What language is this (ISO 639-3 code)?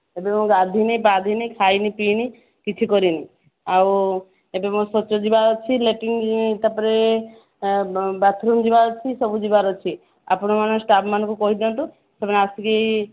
ori